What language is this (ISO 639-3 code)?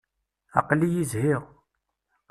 kab